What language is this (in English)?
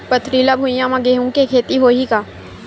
Chhattisgarhi